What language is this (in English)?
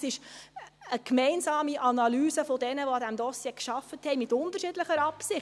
Swiss German